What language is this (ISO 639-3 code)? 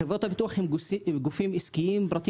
heb